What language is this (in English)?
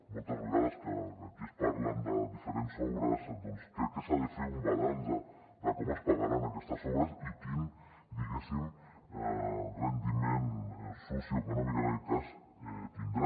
Catalan